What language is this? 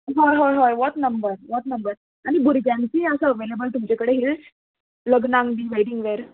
Konkani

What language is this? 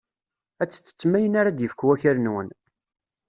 Kabyle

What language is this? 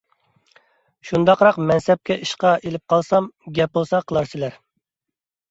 Uyghur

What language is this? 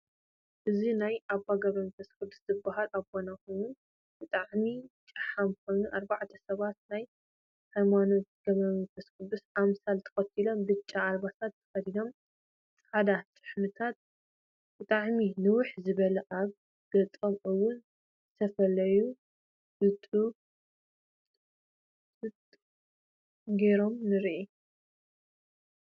Tigrinya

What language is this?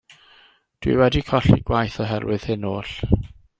Welsh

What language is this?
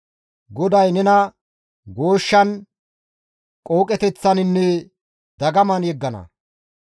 Gamo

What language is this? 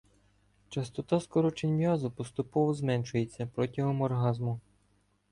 Ukrainian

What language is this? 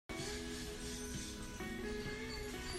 Hakha Chin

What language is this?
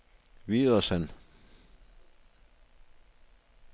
Danish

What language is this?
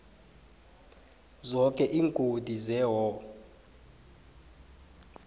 South Ndebele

